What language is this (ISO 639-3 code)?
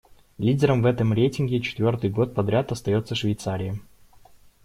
rus